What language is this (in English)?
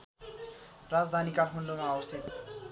Nepali